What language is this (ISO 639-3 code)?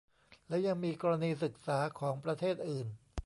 tha